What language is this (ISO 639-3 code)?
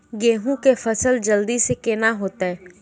mai